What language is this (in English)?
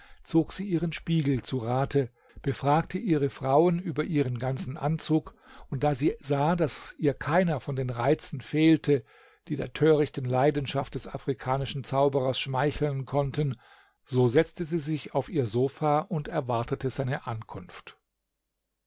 German